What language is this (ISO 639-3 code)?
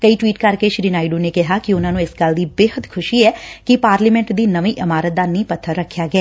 pan